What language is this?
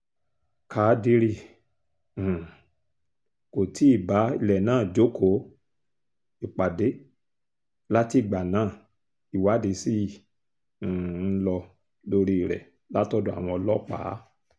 Yoruba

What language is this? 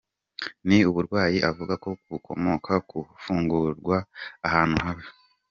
Kinyarwanda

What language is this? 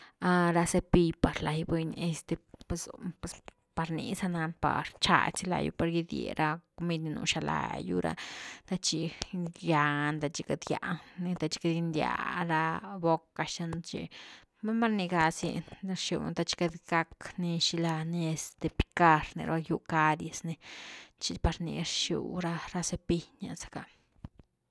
Güilá Zapotec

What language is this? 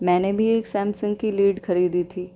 Urdu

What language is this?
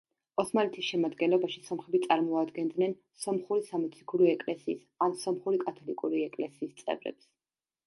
Georgian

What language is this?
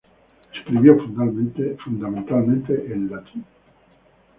Spanish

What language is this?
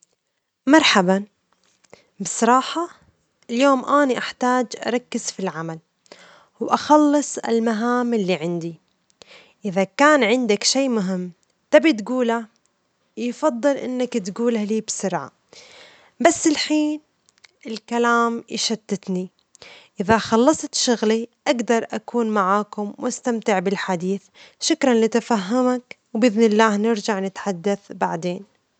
Omani Arabic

